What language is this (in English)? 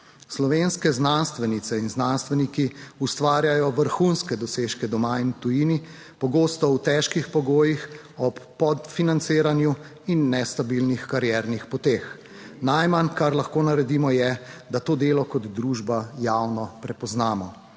Slovenian